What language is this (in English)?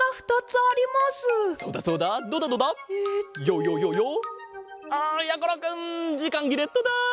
Japanese